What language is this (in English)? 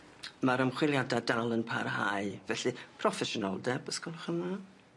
Welsh